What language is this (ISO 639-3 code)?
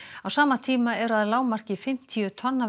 isl